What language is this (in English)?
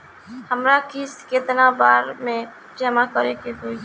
Bhojpuri